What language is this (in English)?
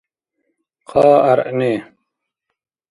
Dargwa